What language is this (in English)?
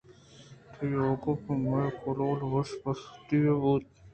Eastern Balochi